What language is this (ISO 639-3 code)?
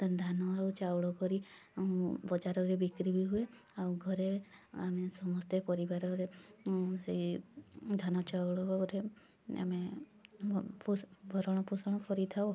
ori